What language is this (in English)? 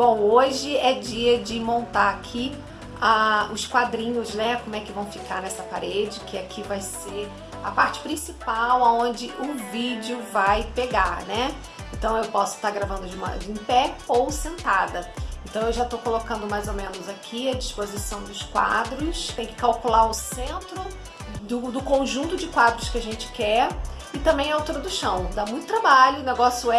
Portuguese